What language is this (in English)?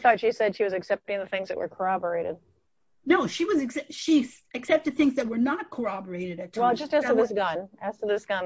English